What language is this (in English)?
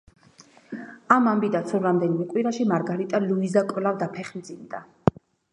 Georgian